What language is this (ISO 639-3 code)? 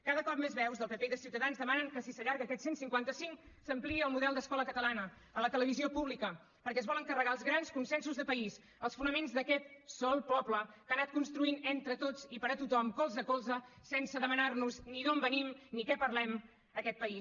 cat